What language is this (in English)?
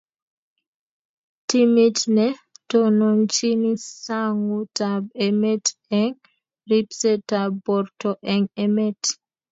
Kalenjin